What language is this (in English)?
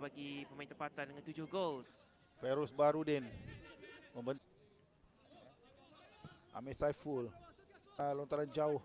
Malay